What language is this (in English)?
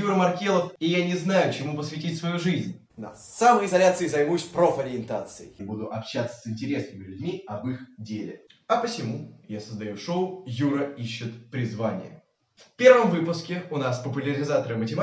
Russian